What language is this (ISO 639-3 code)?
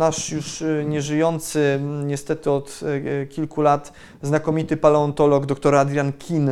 pol